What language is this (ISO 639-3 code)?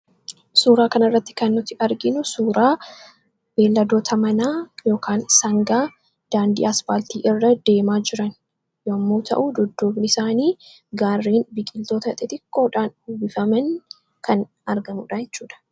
orm